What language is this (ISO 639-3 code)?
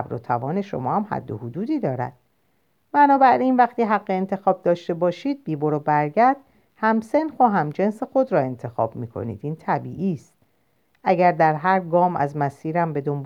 fas